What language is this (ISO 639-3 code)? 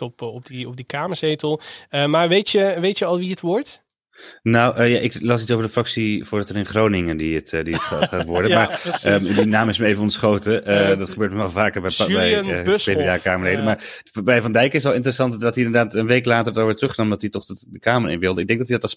nld